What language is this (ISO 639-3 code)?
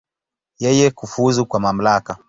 swa